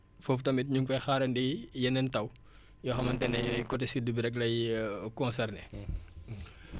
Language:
Wolof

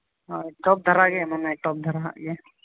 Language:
Santali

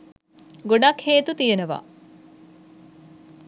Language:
Sinhala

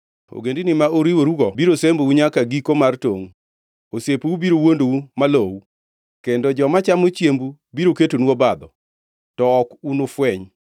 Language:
Luo (Kenya and Tanzania)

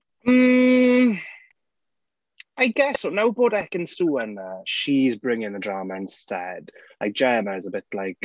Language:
Welsh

